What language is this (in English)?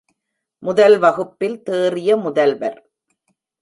Tamil